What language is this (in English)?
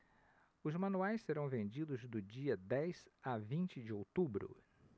Portuguese